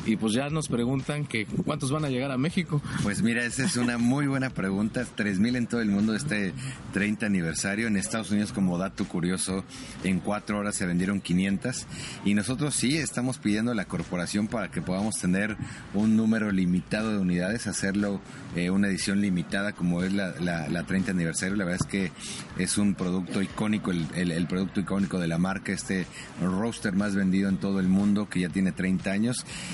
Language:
Spanish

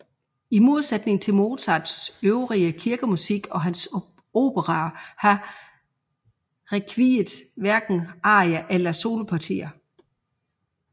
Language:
Danish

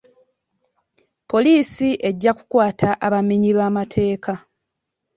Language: Ganda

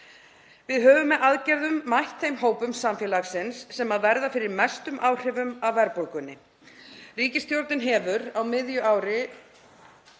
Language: Icelandic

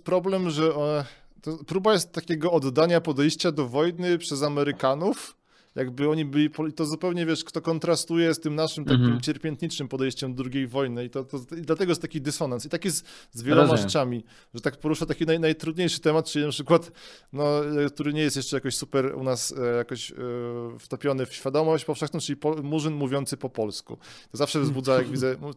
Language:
Polish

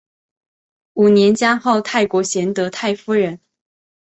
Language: Chinese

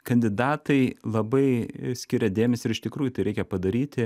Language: Lithuanian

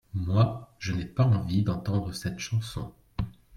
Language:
French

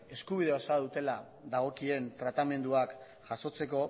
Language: Basque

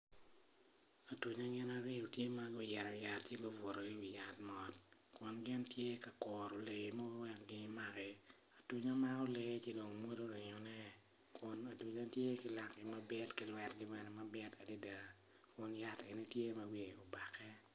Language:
Acoli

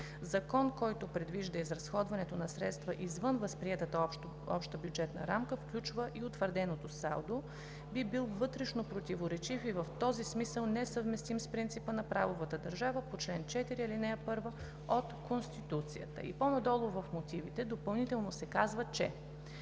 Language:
Bulgarian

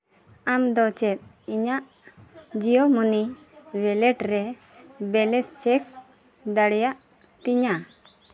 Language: Santali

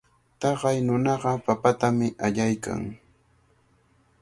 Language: Cajatambo North Lima Quechua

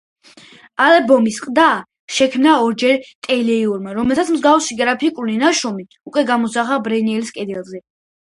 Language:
Georgian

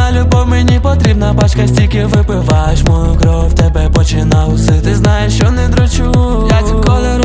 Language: Ukrainian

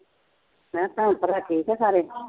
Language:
Punjabi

